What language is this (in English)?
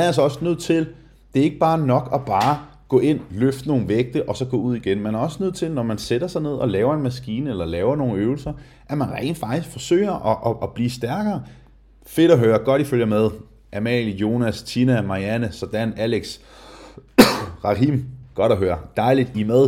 Danish